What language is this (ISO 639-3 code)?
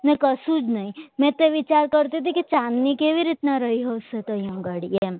guj